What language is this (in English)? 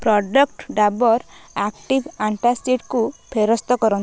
Odia